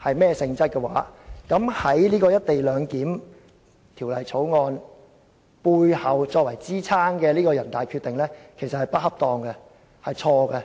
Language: Cantonese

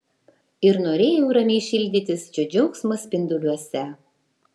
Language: Lithuanian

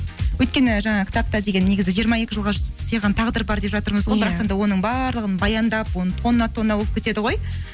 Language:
Kazakh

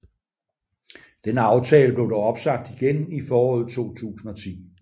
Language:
Danish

